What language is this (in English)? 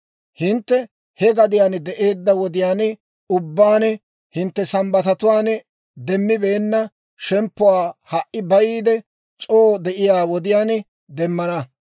Dawro